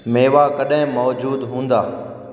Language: Sindhi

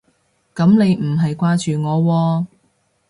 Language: Cantonese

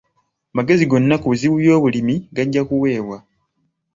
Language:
Ganda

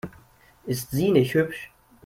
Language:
German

